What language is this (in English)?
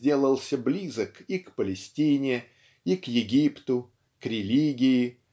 Russian